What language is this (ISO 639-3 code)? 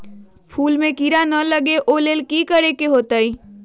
mag